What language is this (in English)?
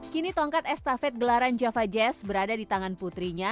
Indonesian